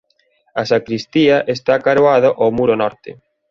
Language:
Galician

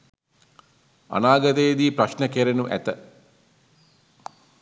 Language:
Sinhala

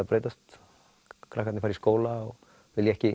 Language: Icelandic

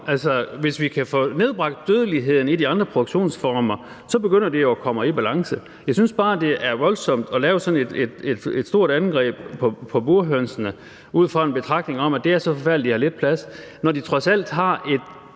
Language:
Danish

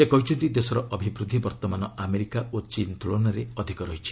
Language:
Odia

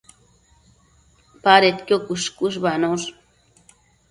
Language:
Matsés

